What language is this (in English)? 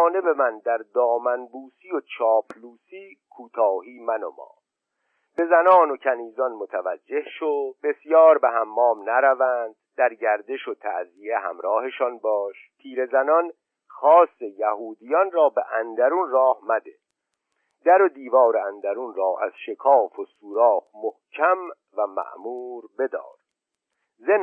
Persian